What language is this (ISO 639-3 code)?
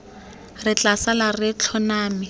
tsn